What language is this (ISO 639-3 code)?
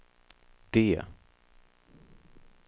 swe